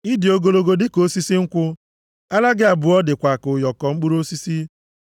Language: Igbo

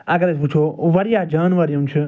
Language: Kashmiri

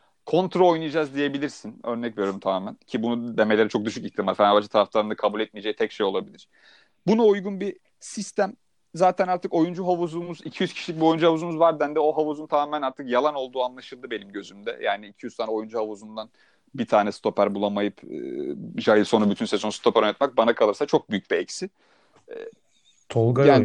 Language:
Turkish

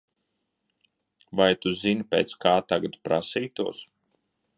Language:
Latvian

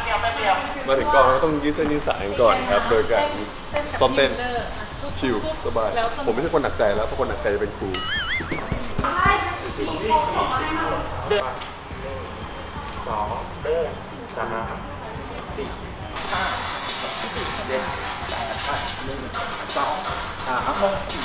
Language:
Thai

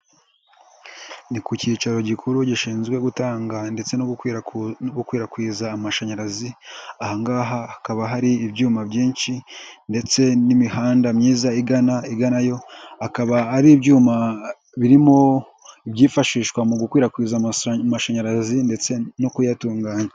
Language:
Kinyarwanda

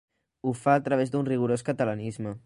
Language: Catalan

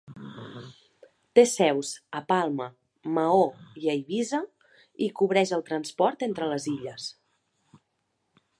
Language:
Catalan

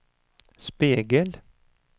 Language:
Swedish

